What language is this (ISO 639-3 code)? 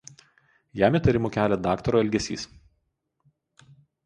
lit